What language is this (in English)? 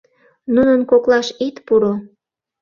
Mari